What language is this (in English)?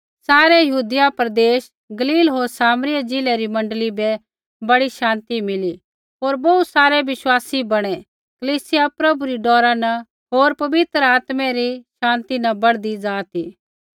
Kullu Pahari